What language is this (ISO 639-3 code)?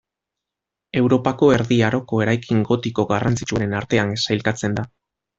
eus